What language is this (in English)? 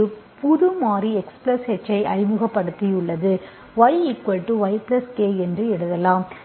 Tamil